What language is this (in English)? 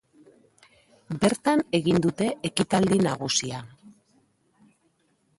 Basque